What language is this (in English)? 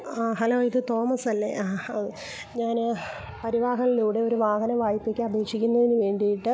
Malayalam